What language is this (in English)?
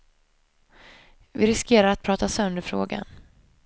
Swedish